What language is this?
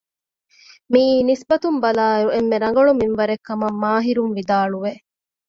Divehi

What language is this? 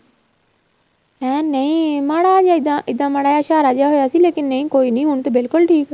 Punjabi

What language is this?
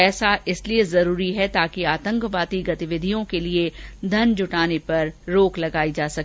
Hindi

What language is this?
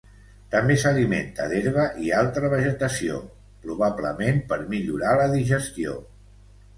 Catalan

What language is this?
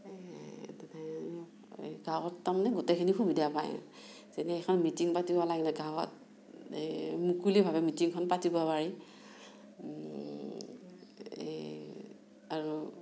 Assamese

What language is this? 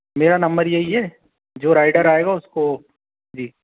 Hindi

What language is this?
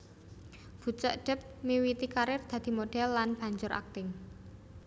Javanese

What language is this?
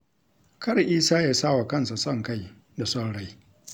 Hausa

